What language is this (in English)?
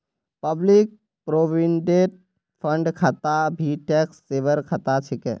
Magahi